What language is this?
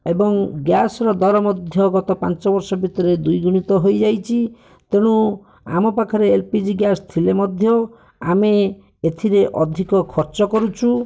Odia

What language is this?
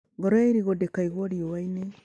Kikuyu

